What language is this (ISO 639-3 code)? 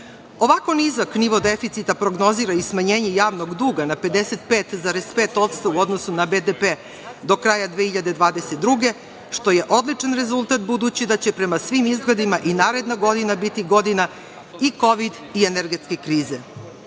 srp